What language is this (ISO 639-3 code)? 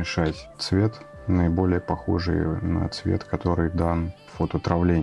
rus